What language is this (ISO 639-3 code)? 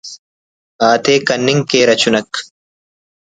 brh